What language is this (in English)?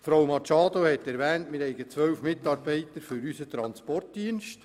Swiss German